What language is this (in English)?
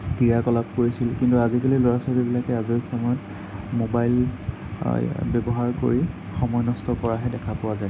Assamese